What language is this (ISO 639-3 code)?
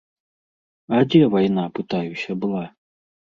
bel